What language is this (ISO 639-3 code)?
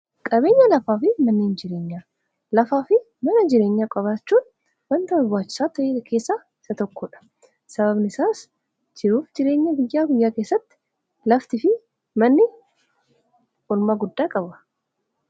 orm